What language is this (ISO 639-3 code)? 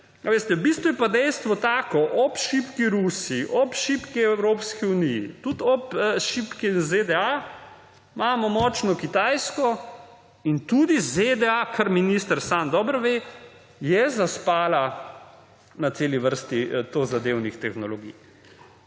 slv